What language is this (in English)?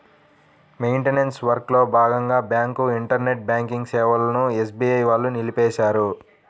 Telugu